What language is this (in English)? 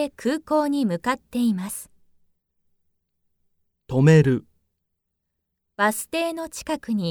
Japanese